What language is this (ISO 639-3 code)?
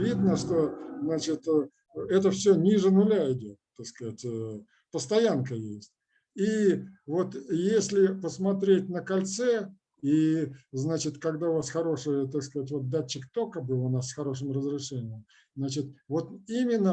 rus